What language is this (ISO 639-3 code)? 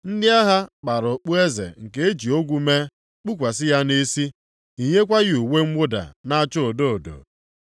ibo